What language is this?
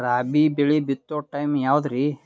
Kannada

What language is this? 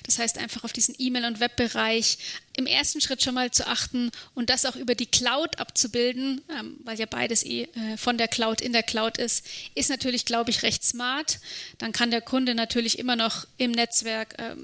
German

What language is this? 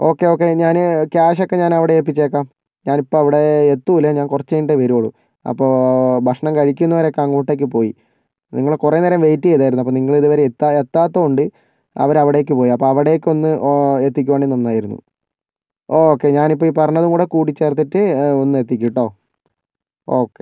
Malayalam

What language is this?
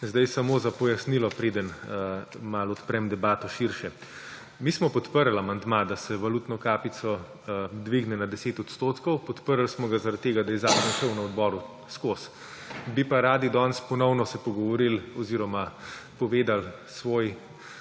Slovenian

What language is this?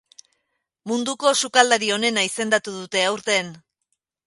Basque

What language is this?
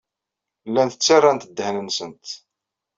Kabyle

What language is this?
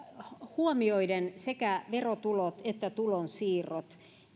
Finnish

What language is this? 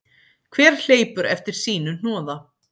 Icelandic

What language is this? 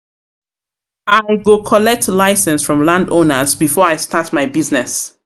Nigerian Pidgin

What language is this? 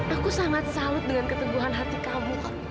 Indonesian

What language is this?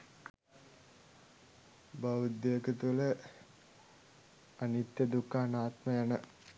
Sinhala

